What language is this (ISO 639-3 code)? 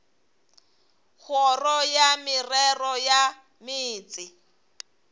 nso